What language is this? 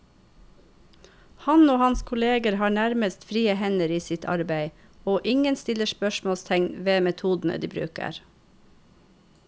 Norwegian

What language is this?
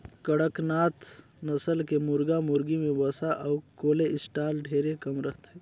Chhattisgarhi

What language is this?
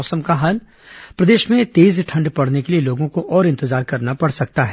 Hindi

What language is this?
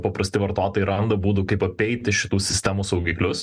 Lithuanian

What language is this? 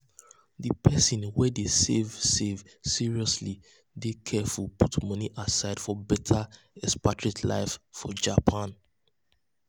Nigerian Pidgin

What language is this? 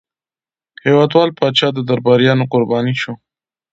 Pashto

